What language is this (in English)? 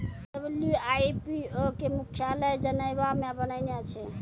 Maithili